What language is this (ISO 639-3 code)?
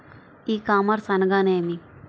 tel